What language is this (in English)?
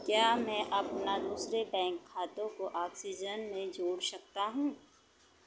Hindi